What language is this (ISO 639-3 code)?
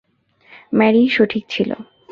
ben